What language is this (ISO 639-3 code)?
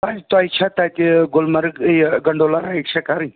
kas